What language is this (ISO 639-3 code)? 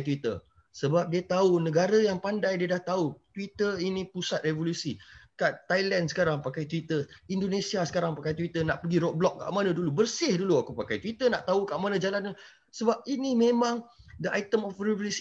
msa